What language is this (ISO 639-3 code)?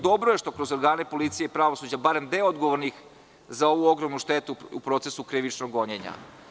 srp